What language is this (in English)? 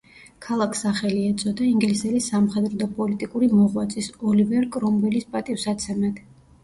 Georgian